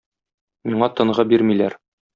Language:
Tatar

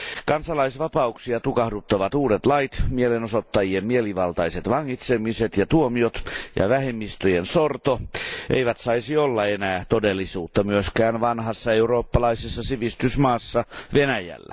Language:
Finnish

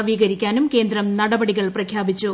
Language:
Malayalam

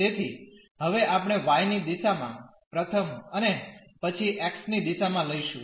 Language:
Gujarati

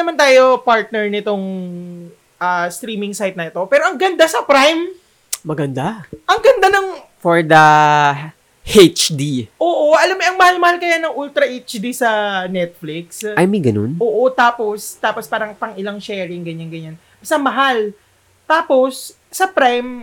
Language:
Filipino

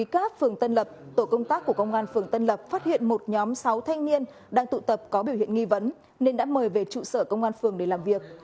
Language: Vietnamese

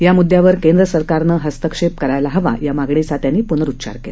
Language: Marathi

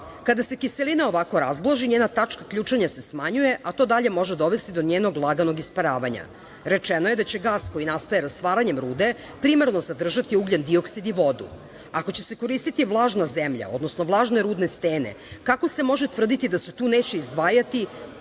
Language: Serbian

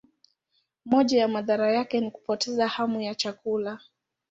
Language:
Swahili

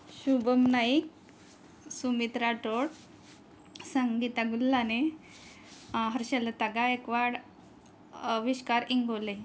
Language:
Marathi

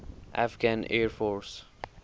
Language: English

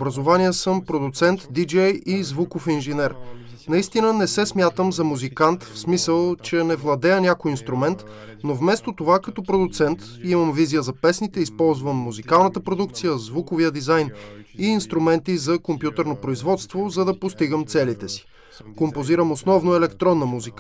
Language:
Bulgarian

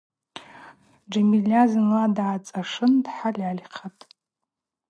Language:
Abaza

